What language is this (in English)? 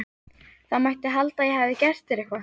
Icelandic